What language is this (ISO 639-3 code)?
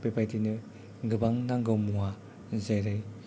brx